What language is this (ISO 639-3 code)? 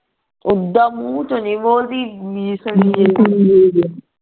pan